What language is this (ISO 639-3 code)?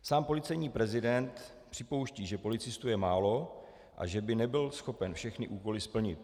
ces